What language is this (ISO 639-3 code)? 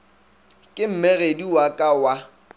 nso